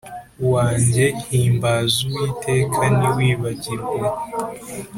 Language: Kinyarwanda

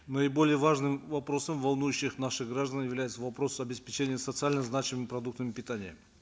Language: Kazakh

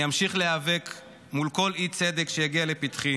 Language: Hebrew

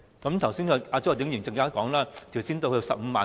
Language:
Cantonese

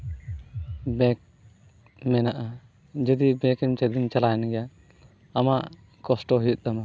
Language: Santali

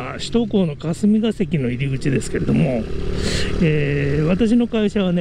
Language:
Japanese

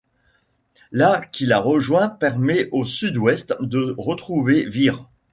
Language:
French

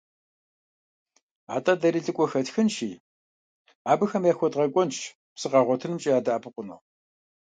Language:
Kabardian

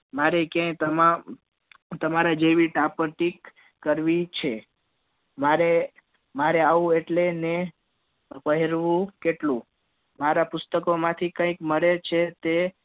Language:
Gujarati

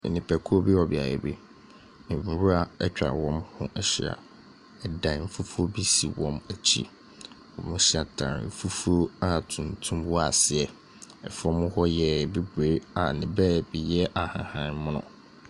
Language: Akan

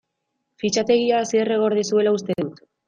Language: Basque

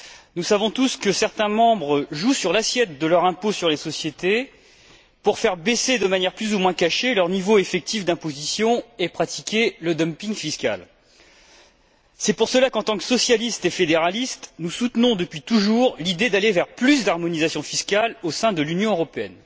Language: French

